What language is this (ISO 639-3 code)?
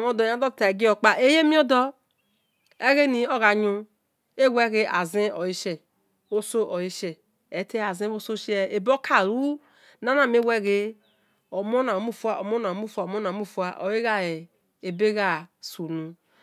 ish